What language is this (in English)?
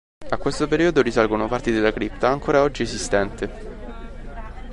Italian